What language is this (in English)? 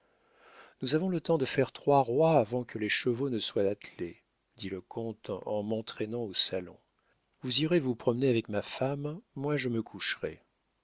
French